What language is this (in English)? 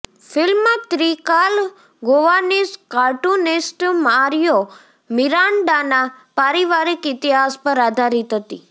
Gujarati